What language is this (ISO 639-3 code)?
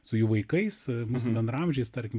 lit